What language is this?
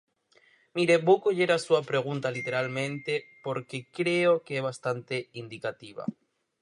Galician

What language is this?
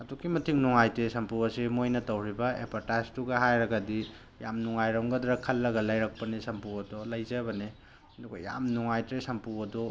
Manipuri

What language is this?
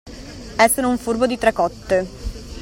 Italian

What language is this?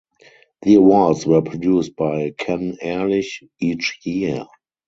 English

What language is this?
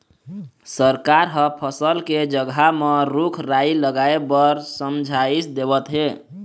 Chhattisgarhi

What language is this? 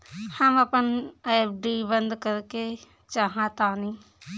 Bhojpuri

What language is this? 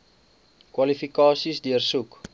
Afrikaans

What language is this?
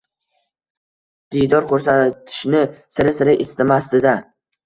Uzbek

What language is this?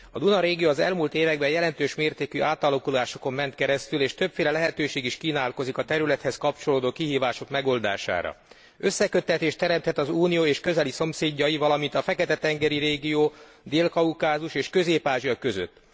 Hungarian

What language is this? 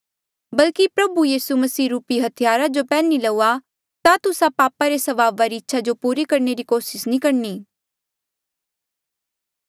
Mandeali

